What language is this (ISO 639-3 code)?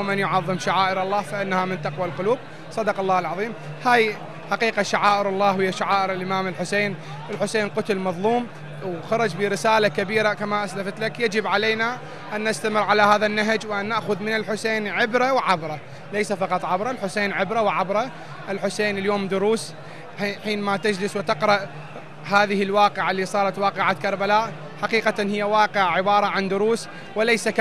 ara